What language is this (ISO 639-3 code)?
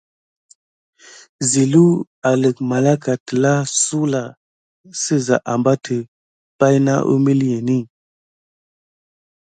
gid